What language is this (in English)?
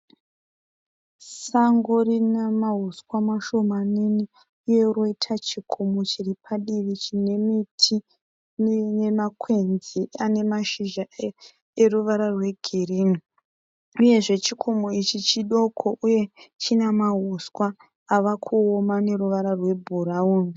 Shona